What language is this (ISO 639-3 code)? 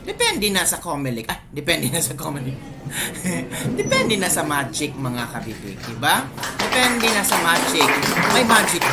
fil